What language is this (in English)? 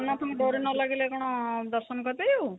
Odia